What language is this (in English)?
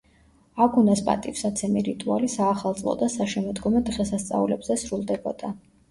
Georgian